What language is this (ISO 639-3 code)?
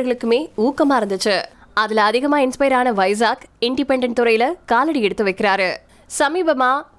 tam